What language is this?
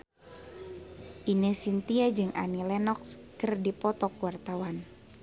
Sundanese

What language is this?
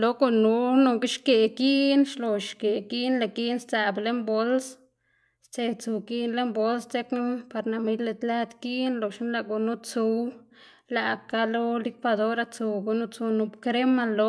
Xanaguía Zapotec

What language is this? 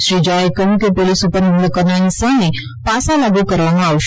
Gujarati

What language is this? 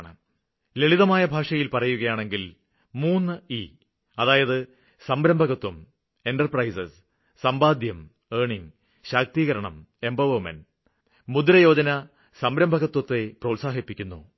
Malayalam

